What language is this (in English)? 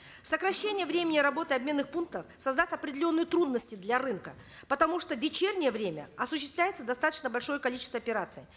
Kazakh